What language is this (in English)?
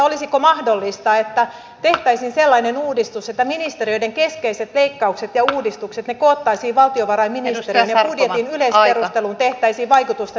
Finnish